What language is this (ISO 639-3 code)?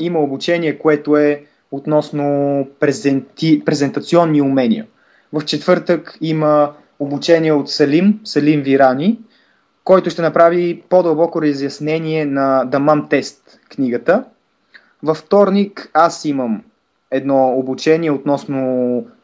bul